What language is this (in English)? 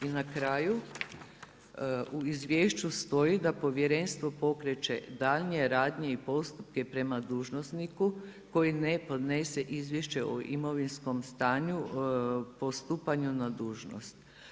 Croatian